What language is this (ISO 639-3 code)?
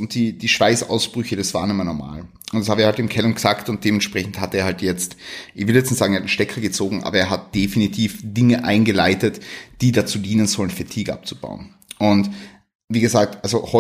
deu